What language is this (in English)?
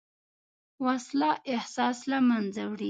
Pashto